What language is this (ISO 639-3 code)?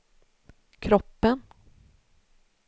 swe